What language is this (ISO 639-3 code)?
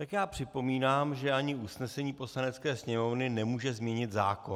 ces